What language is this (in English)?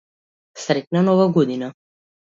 Macedonian